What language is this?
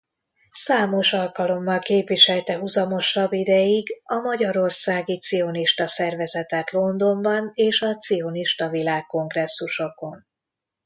Hungarian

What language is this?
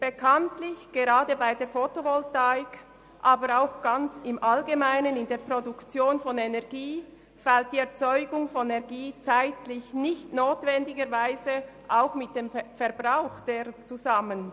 Swiss German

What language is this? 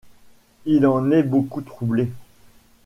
French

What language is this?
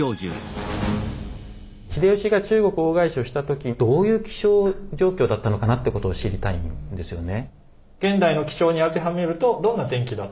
Japanese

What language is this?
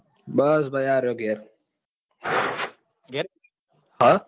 Gujarati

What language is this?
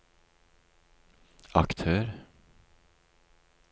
Norwegian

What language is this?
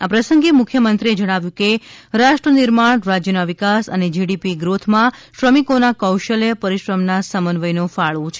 Gujarati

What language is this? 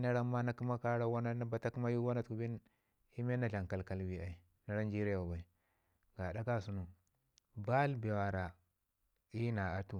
Ngizim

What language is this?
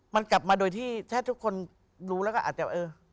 Thai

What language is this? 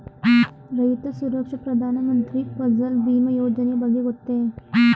Kannada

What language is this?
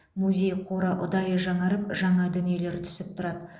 Kazakh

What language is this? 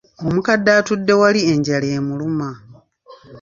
Ganda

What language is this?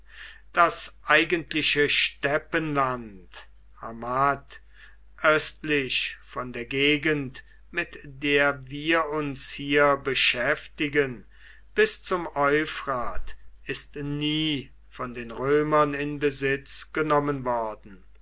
German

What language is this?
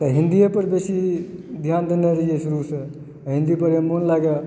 Maithili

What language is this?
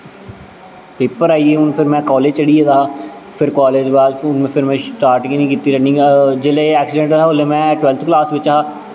Dogri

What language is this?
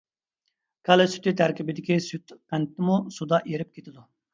Uyghur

